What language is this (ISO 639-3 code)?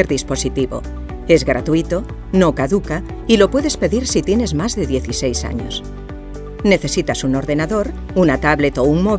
spa